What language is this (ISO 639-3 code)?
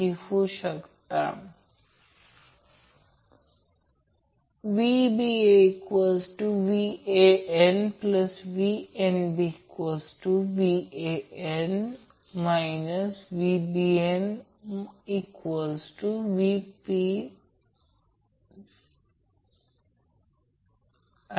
mar